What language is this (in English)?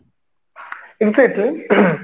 Odia